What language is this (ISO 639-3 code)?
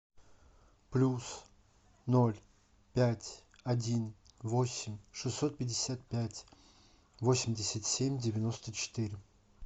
rus